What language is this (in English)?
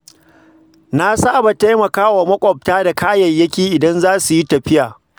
Hausa